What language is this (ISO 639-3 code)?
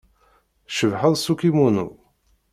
kab